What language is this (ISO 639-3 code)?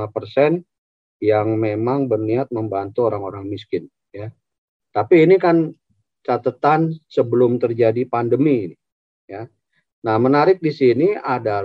ind